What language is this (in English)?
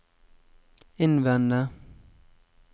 Norwegian